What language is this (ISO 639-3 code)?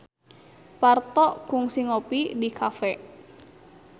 sun